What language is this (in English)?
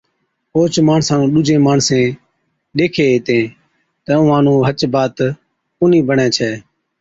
Od